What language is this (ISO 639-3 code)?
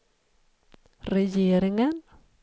swe